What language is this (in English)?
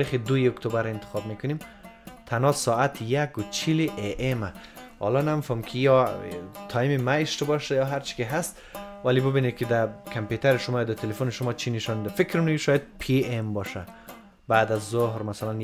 Persian